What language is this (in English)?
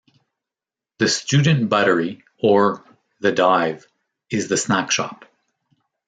English